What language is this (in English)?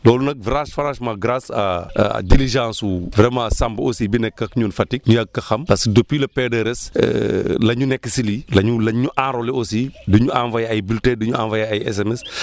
Wolof